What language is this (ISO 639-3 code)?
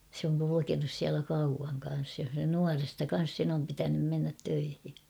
fin